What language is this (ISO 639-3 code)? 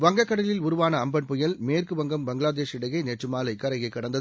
tam